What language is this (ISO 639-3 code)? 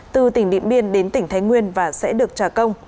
vie